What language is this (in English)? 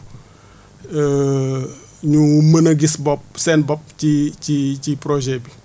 Wolof